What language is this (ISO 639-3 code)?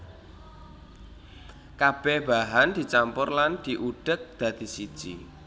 jav